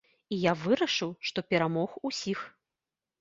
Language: Belarusian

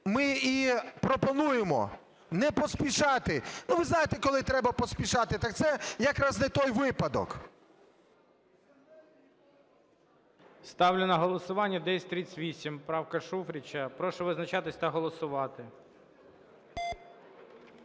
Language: Ukrainian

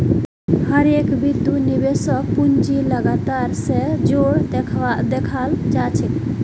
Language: Magahi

